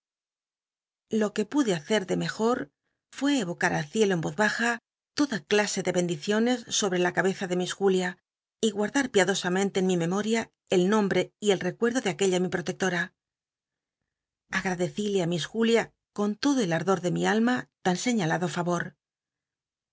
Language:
Spanish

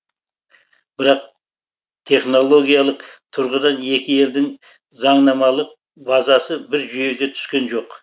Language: Kazakh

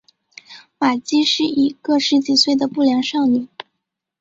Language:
Chinese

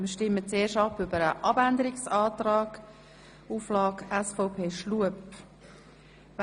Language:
Swiss German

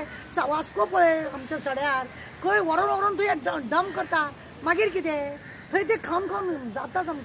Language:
Romanian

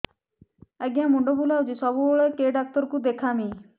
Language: Odia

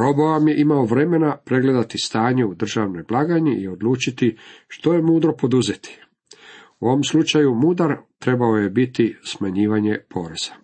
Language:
Croatian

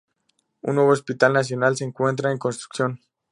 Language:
Spanish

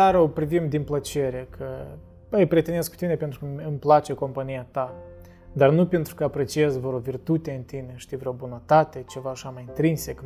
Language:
Romanian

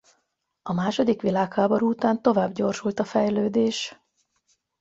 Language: Hungarian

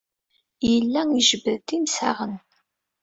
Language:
Kabyle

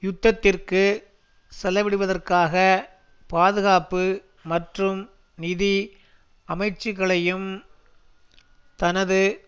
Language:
Tamil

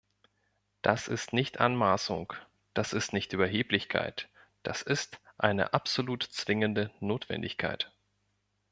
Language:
German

